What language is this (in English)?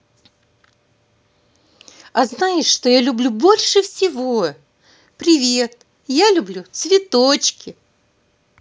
Russian